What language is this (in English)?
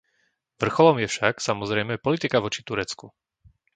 Slovak